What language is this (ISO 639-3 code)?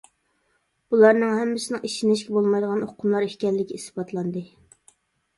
uig